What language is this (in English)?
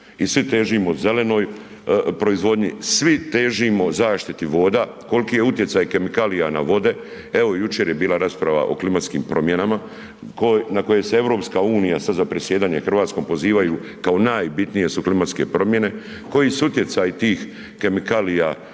Croatian